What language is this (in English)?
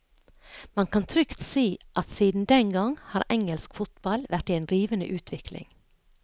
Norwegian